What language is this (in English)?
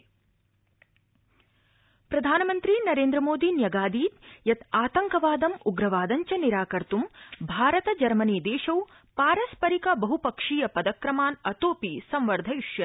Sanskrit